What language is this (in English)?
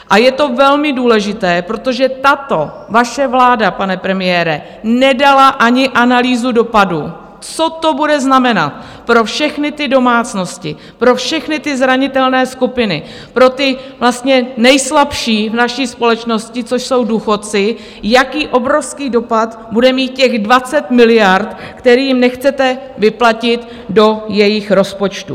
Czech